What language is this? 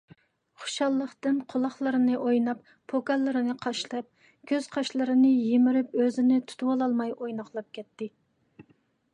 Uyghur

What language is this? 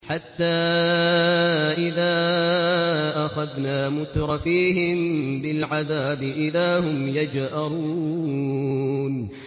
Arabic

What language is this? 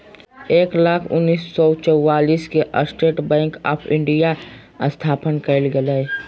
Magahi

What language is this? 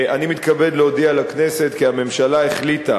Hebrew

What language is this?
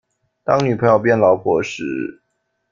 Chinese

